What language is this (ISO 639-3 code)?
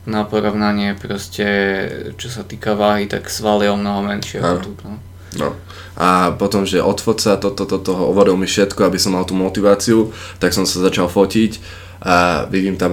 slk